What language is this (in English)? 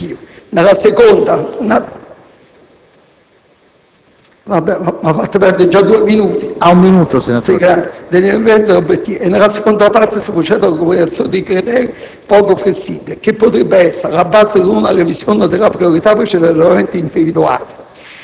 Italian